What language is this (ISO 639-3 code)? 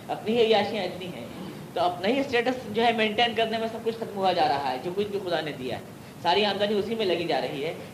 urd